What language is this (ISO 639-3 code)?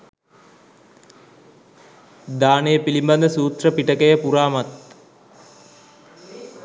sin